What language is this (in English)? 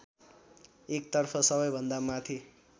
Nepali